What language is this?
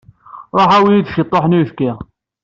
Kabyle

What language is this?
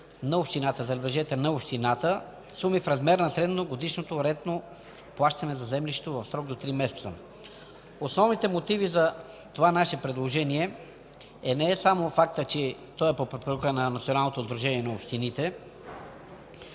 Bulgarian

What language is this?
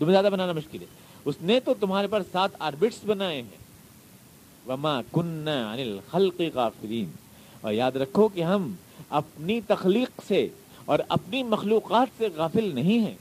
Urdu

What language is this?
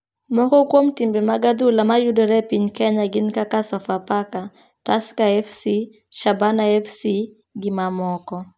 Luo (Kenya and Tanzania)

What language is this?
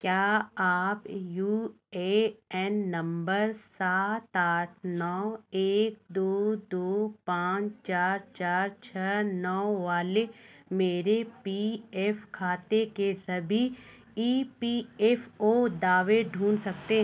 Hindi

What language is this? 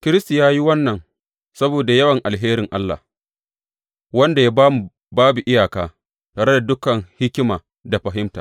Hausa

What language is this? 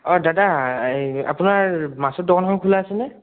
Assamese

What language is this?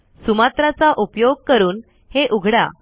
Marathi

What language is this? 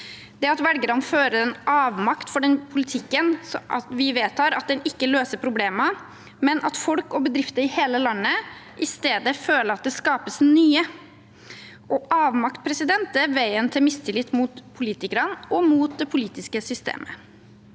Norwegian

